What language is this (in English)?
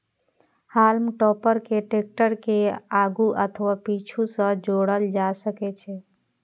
Maithili